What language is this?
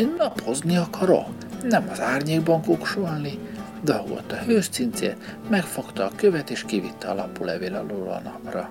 Hungarian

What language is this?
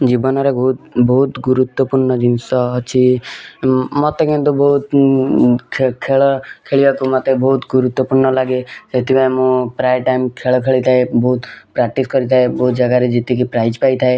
Odia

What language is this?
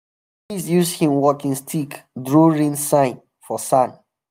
Nigerian Pidgin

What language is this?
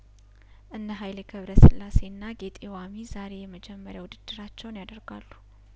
Amharic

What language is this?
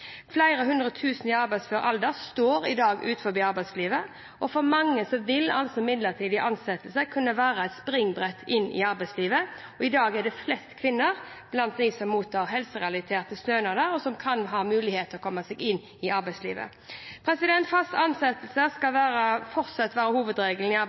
Norwegian Bokmål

